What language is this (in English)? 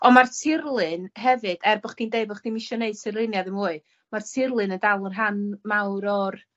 Welsh